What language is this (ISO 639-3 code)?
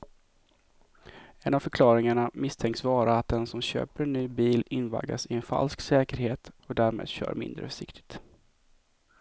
swe